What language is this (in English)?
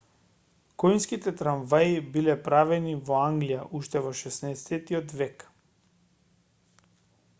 Macedonian